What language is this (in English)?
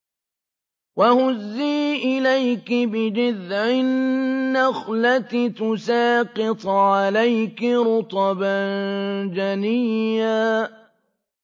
Arabic